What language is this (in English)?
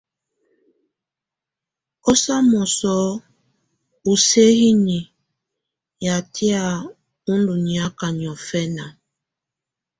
Tunen